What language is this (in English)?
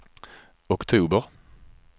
Swedish